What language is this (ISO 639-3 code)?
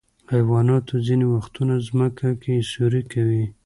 pus